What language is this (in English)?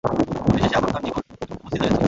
Bangla